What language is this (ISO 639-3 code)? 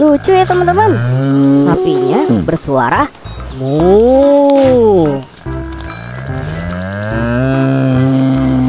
ind